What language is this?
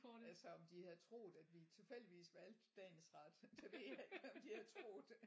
Danish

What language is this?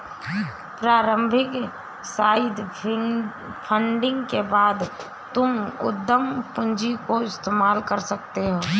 Hindi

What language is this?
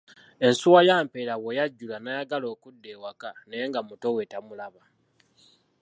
Ganda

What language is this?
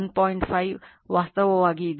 Kannada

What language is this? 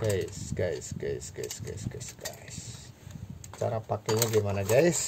Indonesian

